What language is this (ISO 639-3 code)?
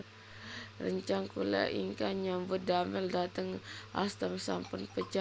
jav